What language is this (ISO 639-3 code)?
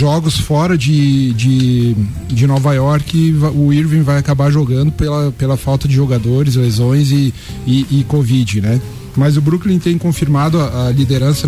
por